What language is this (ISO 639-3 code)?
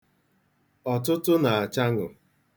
ibo